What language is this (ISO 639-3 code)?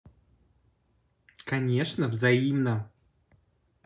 rus